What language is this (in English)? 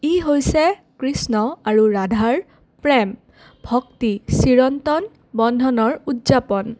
Assamese